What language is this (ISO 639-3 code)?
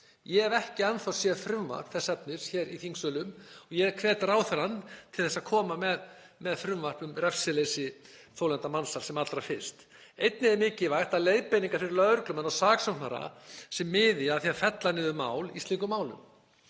isl